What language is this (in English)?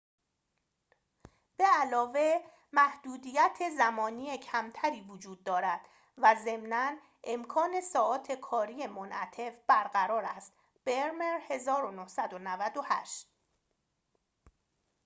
Persian